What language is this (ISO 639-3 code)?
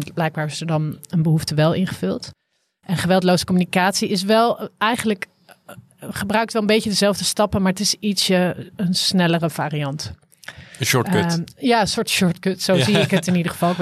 nld